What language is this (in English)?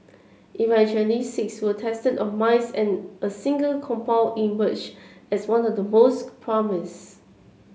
English